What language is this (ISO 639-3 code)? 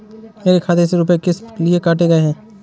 hin